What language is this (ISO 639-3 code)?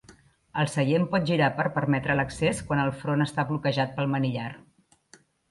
cat